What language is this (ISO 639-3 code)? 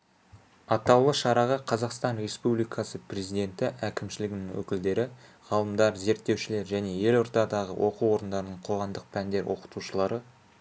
kaz